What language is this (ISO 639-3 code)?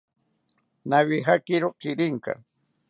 cpy